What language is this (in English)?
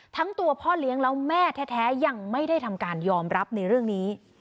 Thai